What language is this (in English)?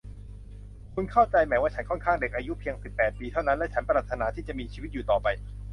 Thai